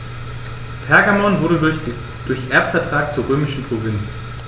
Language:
German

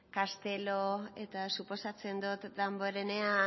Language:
Basque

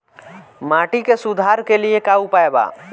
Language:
Bhojpuri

